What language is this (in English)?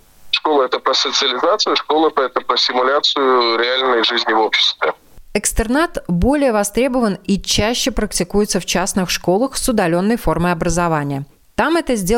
Russian